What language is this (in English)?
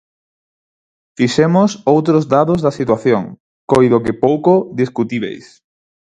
Galician